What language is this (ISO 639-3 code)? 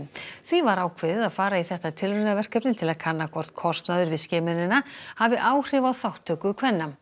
isl